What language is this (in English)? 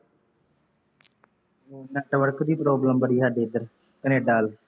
Punjabi